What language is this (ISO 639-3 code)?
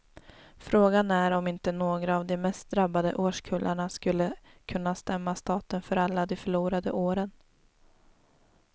swe